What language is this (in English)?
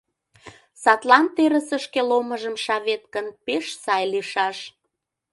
Mari